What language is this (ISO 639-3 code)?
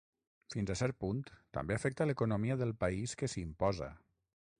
cat